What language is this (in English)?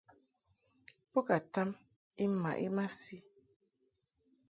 Mungaka